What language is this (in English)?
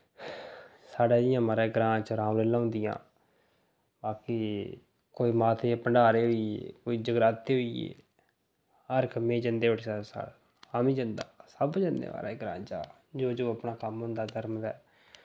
Dogri